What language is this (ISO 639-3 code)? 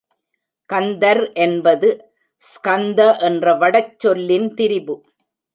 tam